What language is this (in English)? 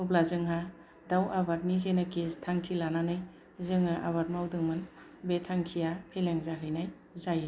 Bodo